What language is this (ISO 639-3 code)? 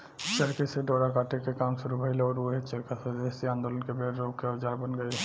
bho